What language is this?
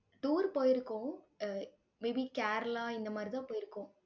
Tamil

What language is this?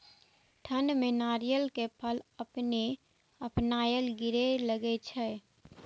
Maithili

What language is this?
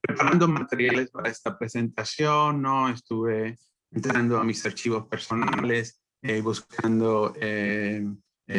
Spanish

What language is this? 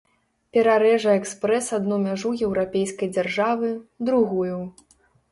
Belarusian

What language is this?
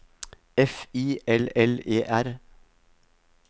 Norwegian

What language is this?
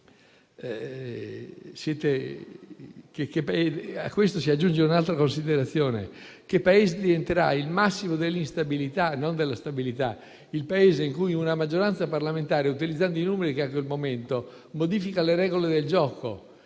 Italian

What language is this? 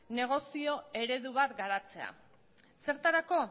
Basque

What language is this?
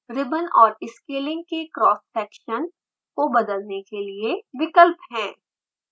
Hindi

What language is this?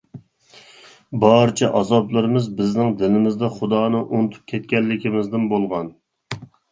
Uyghur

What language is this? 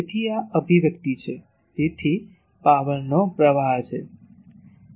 Gujarati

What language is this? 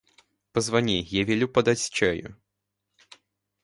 Russian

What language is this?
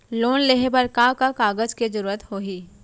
Chhattisgarhi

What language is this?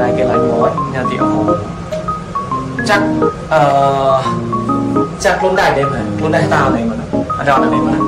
Thai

